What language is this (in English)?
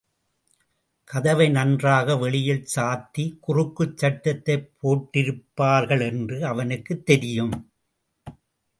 Tamil